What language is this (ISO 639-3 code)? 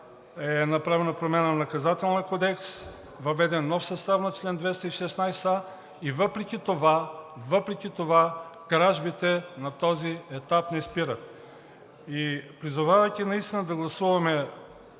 bul